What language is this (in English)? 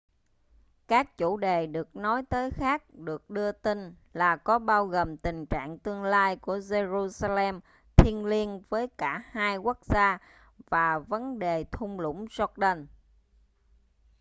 Vietnamese